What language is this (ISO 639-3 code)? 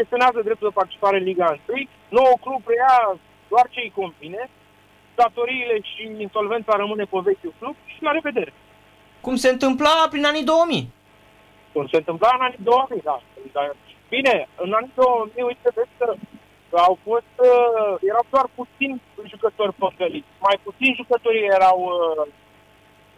ron